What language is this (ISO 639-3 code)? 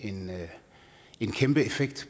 dan